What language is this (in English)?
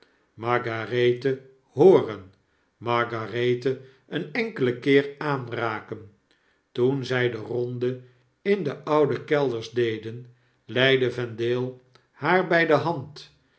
Dutch